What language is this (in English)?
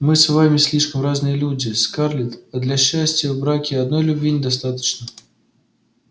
Russian